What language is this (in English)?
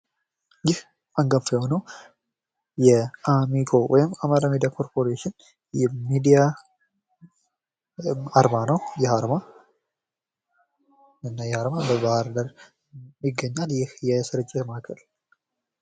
Amharic